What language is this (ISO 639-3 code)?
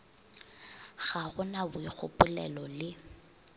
nso